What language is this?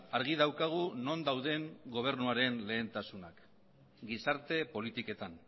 Basque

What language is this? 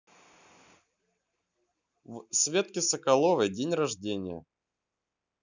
Russian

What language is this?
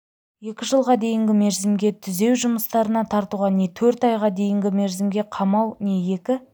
Kazakh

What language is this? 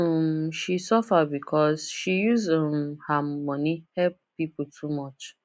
Nigerian Pidgin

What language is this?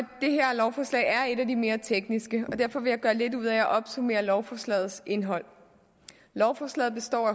Danish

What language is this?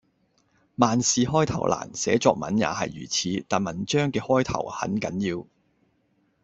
Cantonese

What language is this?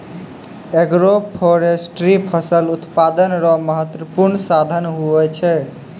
Maithili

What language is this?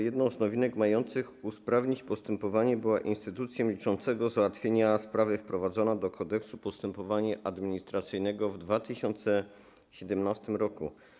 Polish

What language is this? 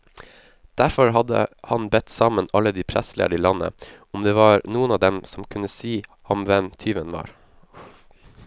Norwegian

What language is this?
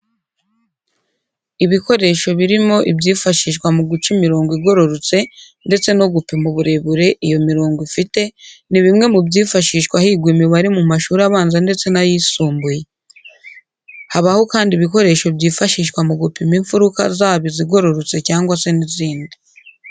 Kinyarwanda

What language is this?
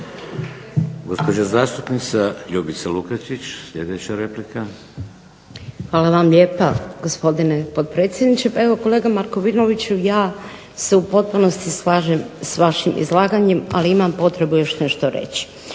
Croatian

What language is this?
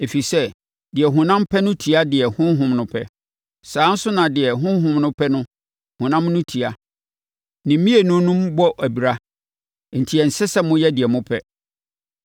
Akan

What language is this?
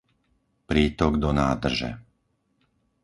Slovak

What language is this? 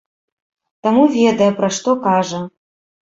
Belarusian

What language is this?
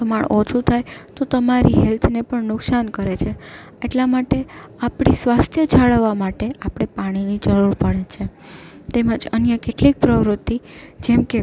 Gujarati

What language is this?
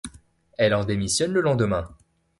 French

